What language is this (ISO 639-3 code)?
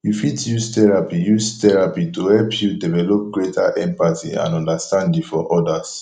pcm